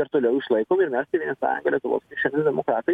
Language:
Lithuanian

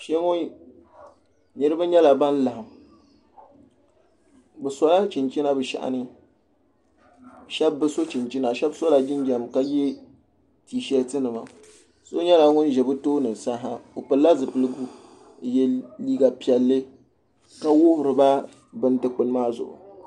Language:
Dagbani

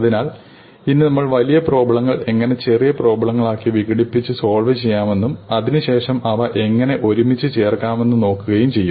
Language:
Malayalam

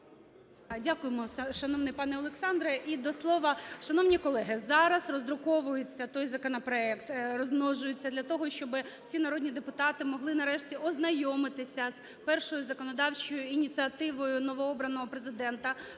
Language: Ukrainian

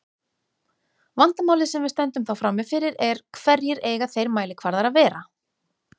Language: Icelandic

